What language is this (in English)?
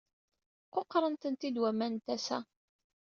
Kabyle